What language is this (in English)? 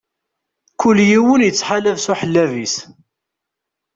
Kabyle